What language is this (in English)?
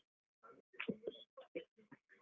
Kannada